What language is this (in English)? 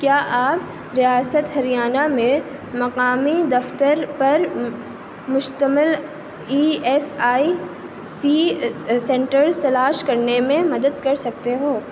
Urdu